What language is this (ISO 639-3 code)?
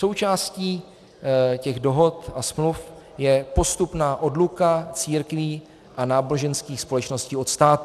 ces